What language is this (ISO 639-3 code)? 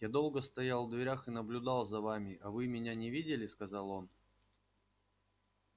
rus